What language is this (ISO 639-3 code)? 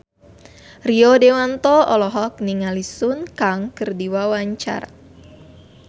sun